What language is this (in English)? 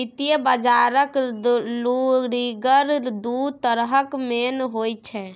Maithili